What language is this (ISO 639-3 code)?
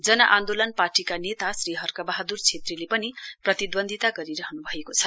nep